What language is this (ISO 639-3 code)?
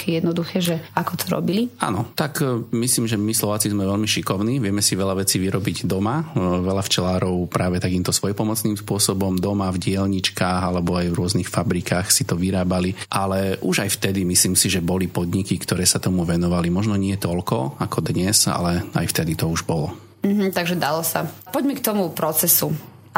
slk